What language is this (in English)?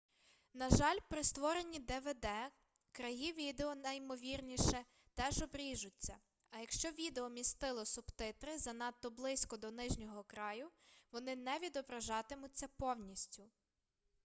Ukrainian